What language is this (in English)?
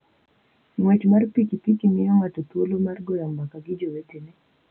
Luo (Kenya and Tanzania)